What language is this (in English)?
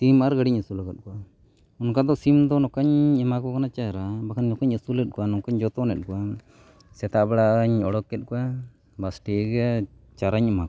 Santali